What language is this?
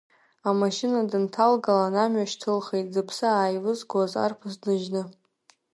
Abkhazian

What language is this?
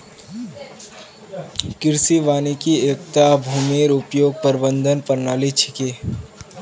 Magahi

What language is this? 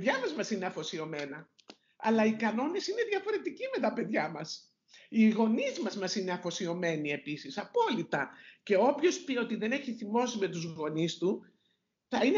Greek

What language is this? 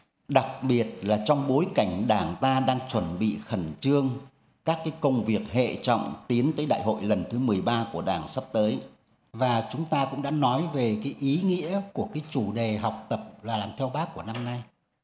Vietnamese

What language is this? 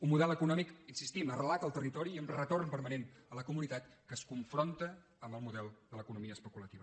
Catalan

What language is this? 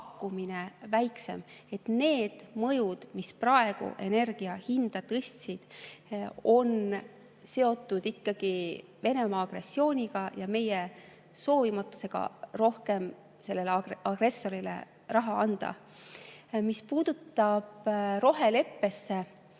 Estonian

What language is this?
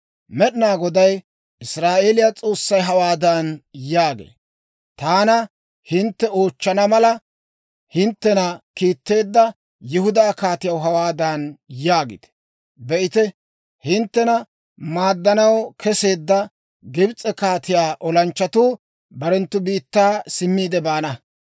Dawro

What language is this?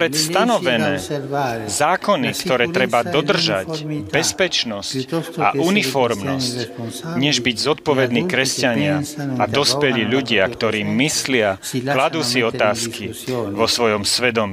Slovak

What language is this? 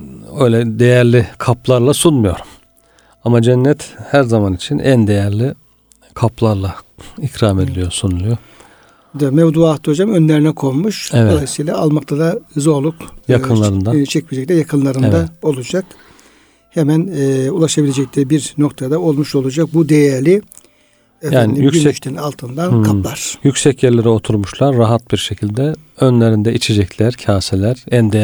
Turkish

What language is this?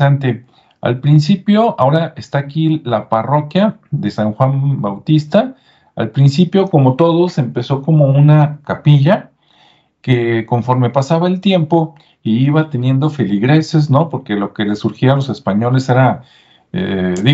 Spanish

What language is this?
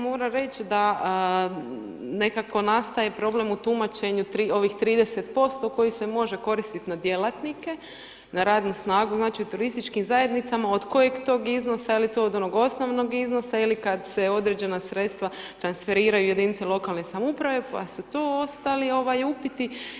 Croatian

